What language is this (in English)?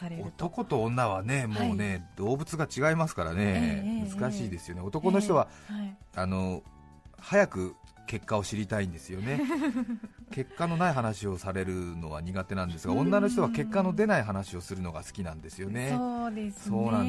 Japanese